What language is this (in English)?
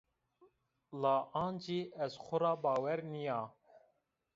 Zaza